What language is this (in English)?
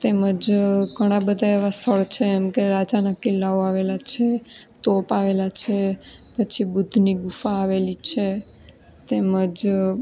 Gujarati